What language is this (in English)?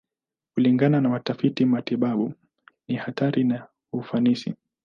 Swahili